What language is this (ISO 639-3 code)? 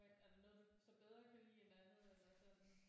dan